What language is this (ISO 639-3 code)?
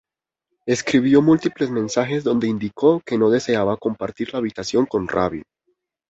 spa